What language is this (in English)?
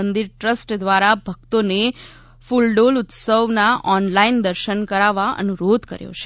Gujarati